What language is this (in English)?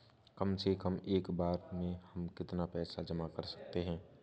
Hindi